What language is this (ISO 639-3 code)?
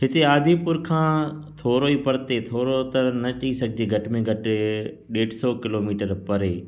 snd